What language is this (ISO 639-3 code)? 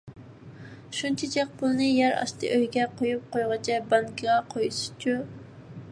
uig